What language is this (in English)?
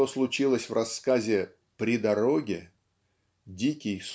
Russian